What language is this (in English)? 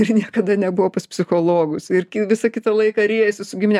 Lithuanian